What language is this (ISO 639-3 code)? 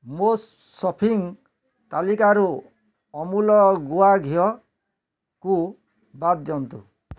ori